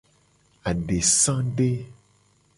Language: Gen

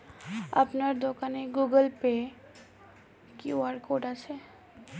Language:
Bangla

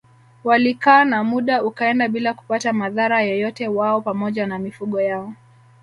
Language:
Swahili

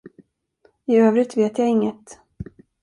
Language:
Swedish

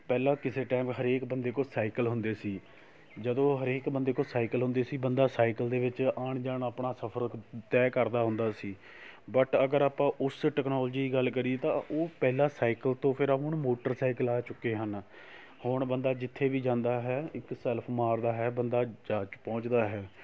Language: Punjabi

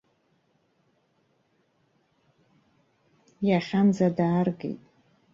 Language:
Abkhazian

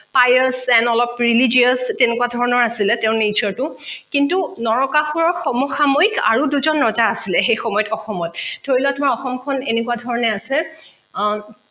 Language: Assamese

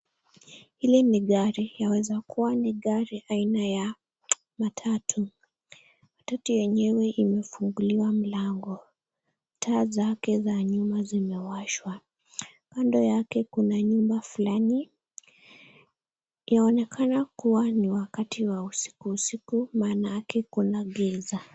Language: Swahili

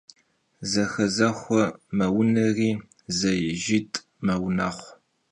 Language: Kabardian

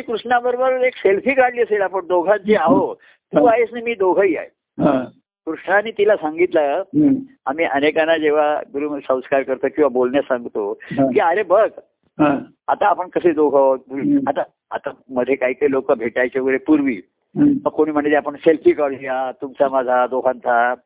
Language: Marathi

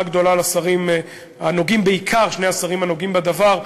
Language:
Hebrew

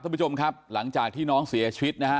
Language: Thai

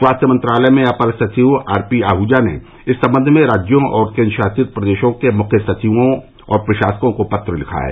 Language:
Hindi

